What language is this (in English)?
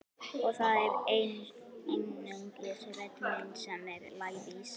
Icelandic